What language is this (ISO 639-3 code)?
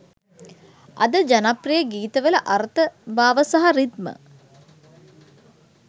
sin